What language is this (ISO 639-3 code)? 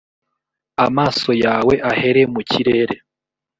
kin